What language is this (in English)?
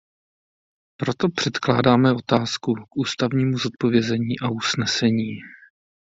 Czech